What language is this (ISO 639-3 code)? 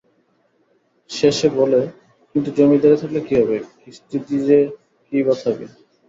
ben